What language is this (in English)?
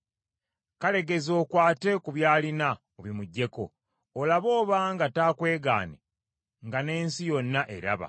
Ganda